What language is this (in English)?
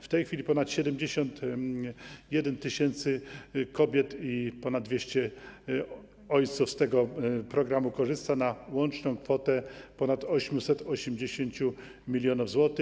Polish